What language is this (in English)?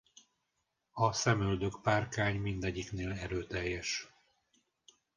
Hungarian